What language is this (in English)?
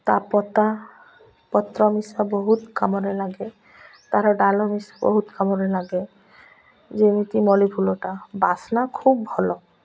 Odia